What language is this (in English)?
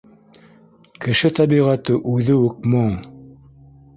Bashkir